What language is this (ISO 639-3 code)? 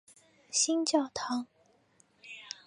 zho